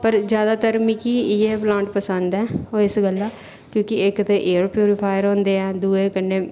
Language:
Dogri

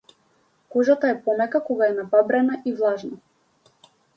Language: Macedonian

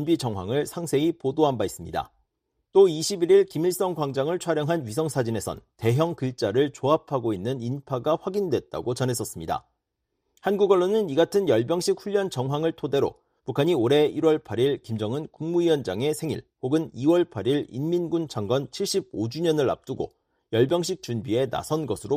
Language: Korean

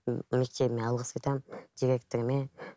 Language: Kazakh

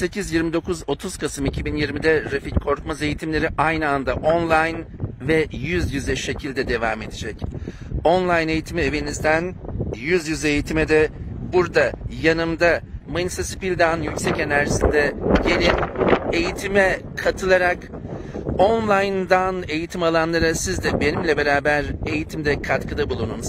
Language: Turkish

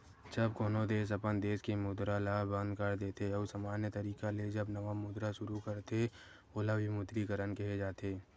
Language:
Chhattisgarhi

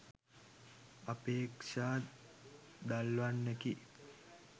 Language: Sinhala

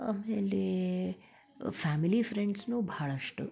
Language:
Kannada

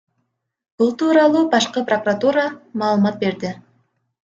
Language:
Kyrgyz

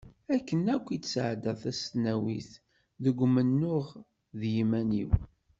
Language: Kabyle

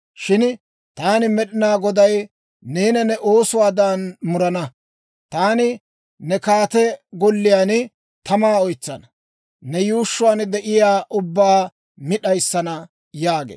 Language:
Dawro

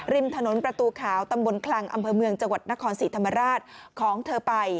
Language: Thai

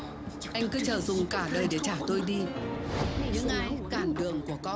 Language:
Vietnamese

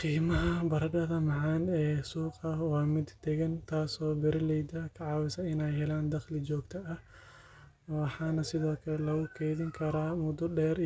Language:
Somali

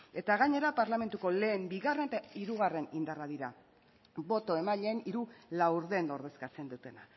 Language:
Basque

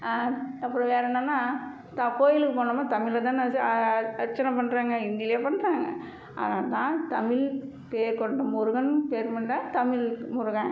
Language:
Tamil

